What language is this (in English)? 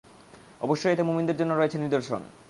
Bangla